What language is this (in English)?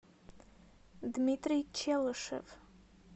Russian